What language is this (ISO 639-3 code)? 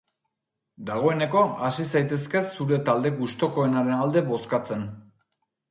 eus